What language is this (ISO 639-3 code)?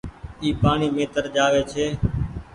gig